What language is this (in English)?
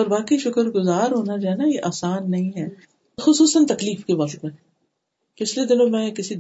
Urdu